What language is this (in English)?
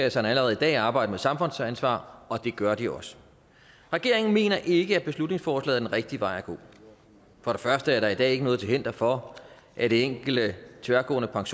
Danish